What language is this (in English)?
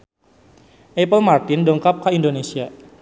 Sundanese